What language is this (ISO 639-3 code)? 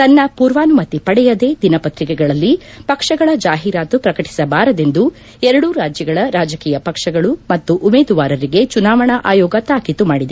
kan